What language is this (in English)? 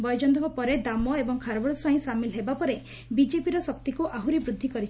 Odia